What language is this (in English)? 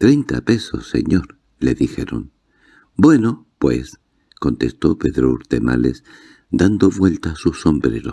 Spanish